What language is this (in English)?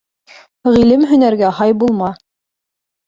Bashkir